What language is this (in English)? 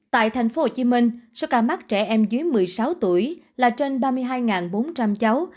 Vietnamese